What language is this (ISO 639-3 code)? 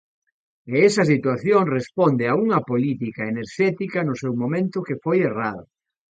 glg